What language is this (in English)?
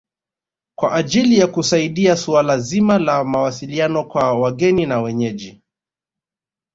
Swahili